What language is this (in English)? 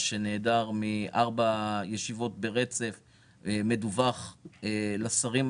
Hebrew